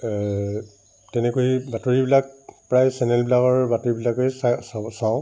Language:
Assamese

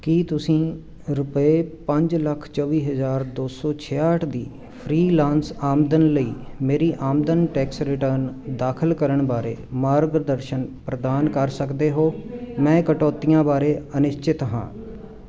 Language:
Punjabi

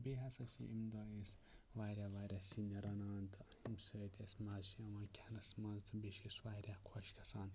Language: Kashmiri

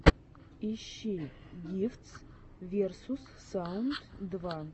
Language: Russian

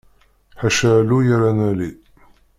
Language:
Kabyle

